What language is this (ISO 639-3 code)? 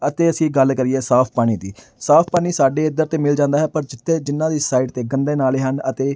pan